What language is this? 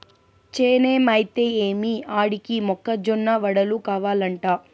Telugu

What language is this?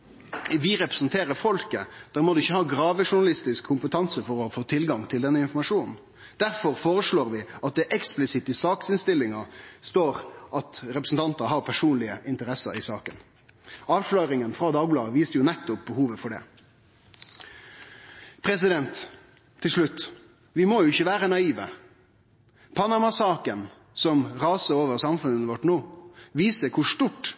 Norwegian Nynorsk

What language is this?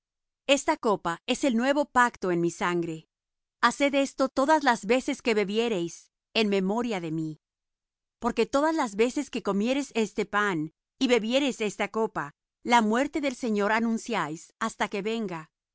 Spanish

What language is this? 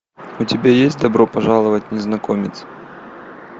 Russian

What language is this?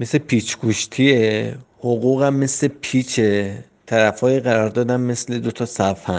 Persian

